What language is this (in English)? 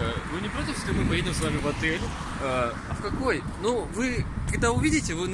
Russian